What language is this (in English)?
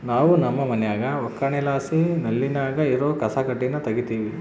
Kannada